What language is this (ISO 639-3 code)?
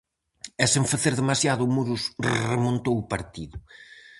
glg